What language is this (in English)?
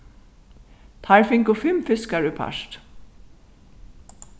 Faroese